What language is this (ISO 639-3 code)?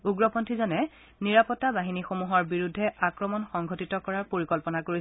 asm